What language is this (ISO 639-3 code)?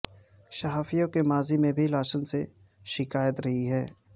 urd